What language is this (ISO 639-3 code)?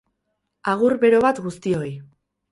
eus